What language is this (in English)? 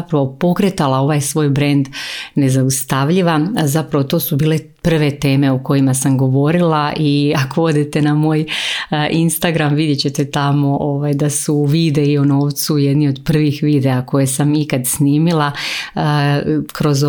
Croatian